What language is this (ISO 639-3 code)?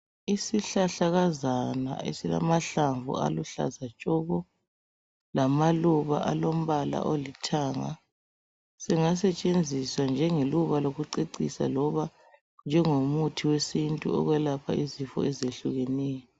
nde